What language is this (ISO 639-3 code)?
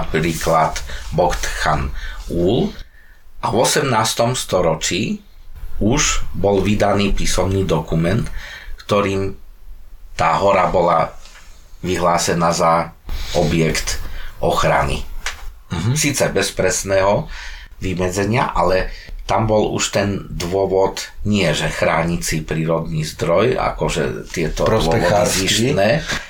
slk